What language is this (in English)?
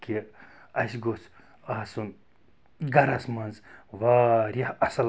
Kashmiri